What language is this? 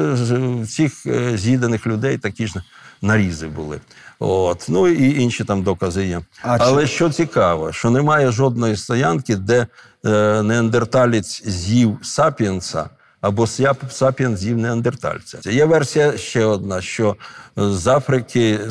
Ukrainian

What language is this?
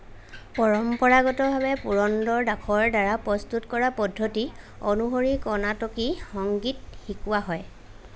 Assamese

